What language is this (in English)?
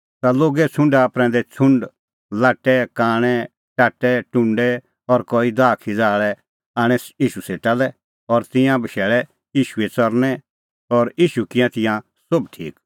Kullu Pahari